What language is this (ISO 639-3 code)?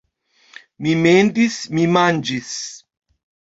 epo